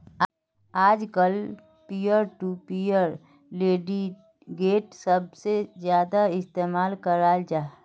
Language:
Magahi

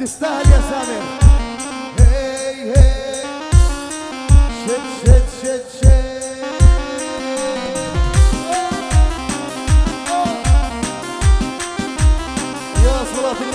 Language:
Arabic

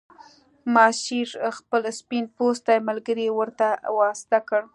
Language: Pashto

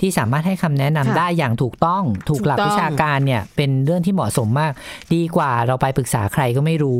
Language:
Thai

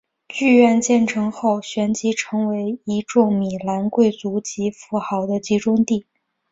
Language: Chinese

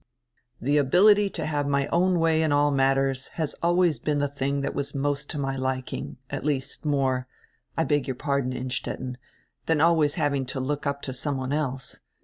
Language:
English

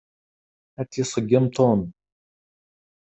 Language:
Kabyle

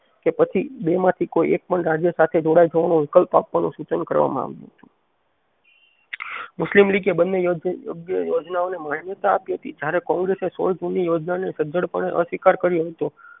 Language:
Gujarati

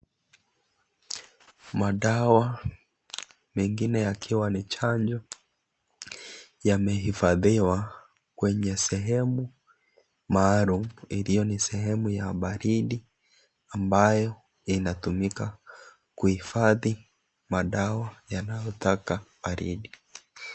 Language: Swahili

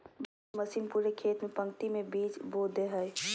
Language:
Magahi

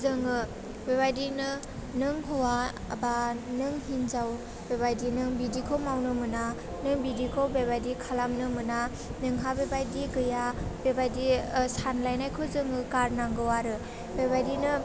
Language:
Bodo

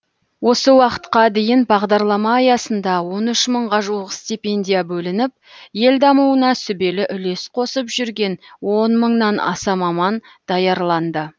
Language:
Kazakh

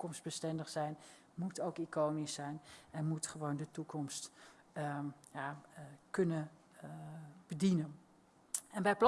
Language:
Dutch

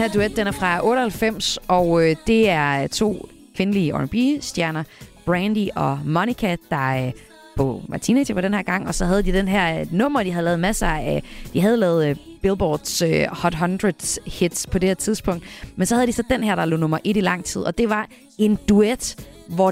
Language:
Danish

